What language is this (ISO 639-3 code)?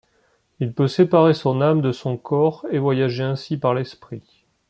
fra